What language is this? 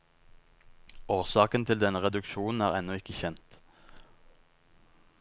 Norwegian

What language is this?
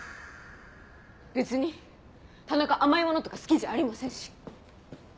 Japanese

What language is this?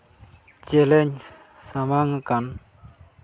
Santali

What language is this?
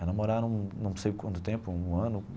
Portuguese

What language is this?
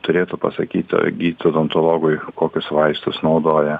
Lithuanian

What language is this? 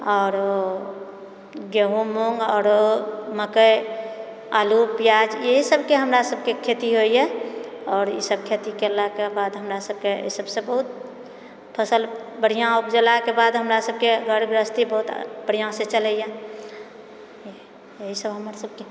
Maithili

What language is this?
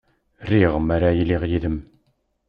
Kabyle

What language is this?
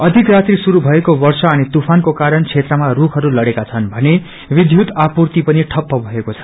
Nepali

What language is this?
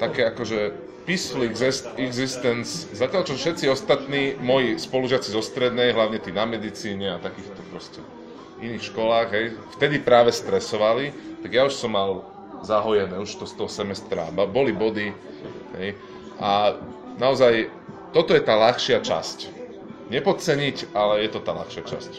Slovak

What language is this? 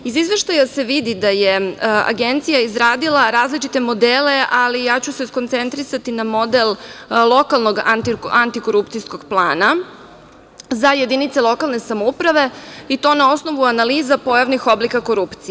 Serbian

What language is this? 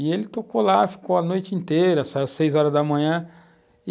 Portuguese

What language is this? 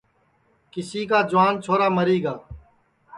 Sansi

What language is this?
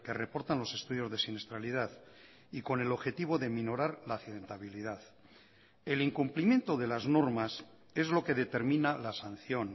Spanish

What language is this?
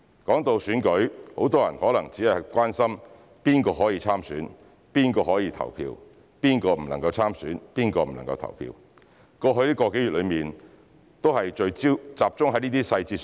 Cantonese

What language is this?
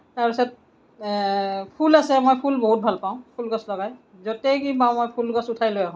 Assamese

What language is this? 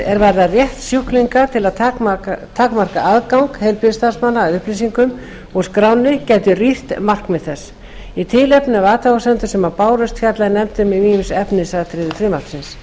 Icelandic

